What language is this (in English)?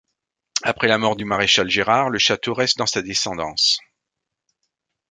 French